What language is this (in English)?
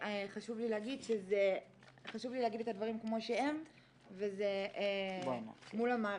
Hebrew